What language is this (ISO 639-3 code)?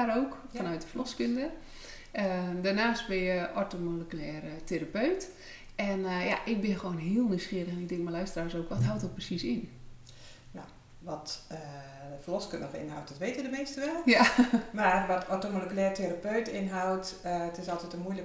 nld